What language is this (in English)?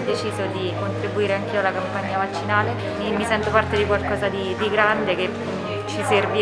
Italian